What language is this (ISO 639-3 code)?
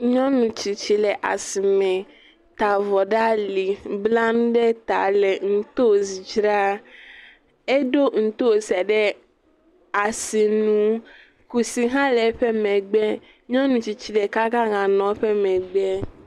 ewe